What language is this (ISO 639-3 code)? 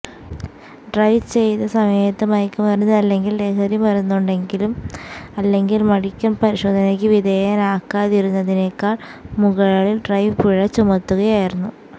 mal